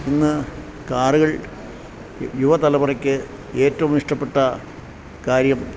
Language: Malayalam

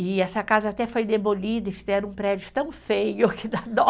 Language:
Portuguese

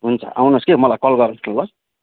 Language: Nepali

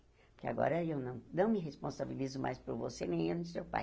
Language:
Portuguese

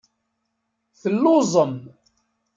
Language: Kabyle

